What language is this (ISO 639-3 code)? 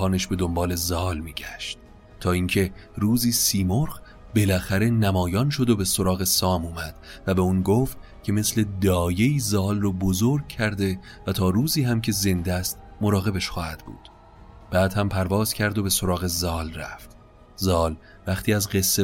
fas